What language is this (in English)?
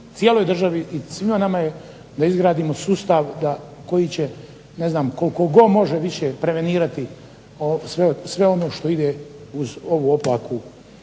Croatian